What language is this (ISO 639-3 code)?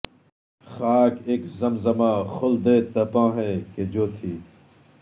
urd